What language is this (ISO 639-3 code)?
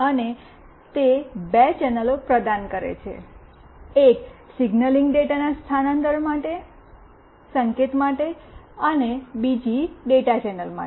guj